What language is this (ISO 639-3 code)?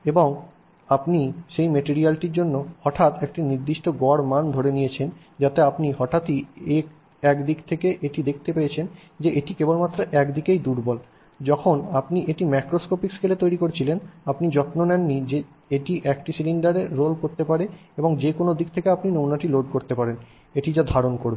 ben